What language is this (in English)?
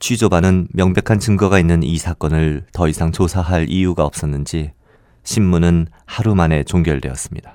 Korean